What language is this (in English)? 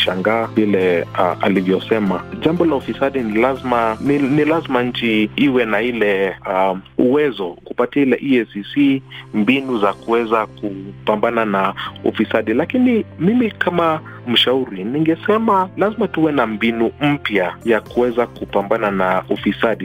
Swahili